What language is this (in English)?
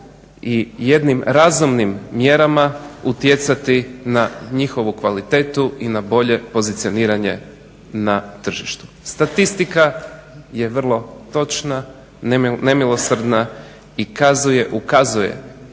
Croatian